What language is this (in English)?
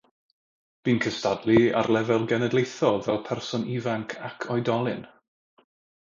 Welsh